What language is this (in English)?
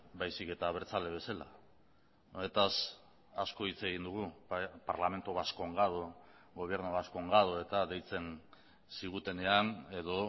Basque